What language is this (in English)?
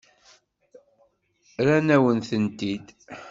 Kabyle